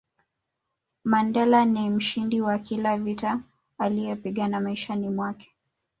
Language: Swahili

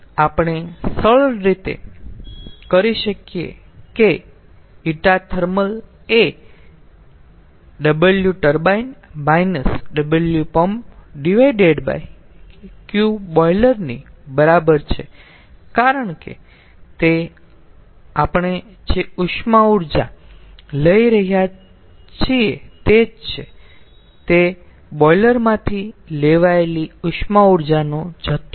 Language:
Gujarati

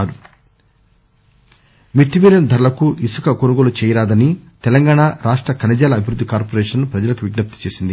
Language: Telugu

